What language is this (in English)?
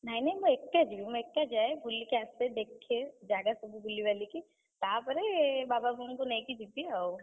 Odia